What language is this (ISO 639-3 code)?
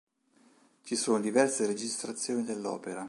ita